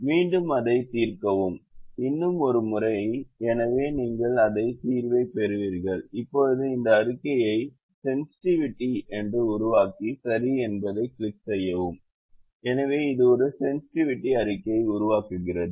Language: Tamil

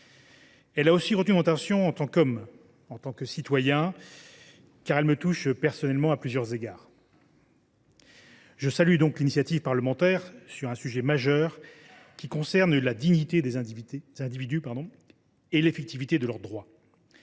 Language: French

